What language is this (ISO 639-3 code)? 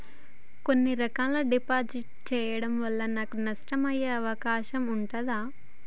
tel